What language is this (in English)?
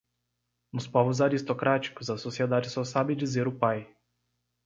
Portuguese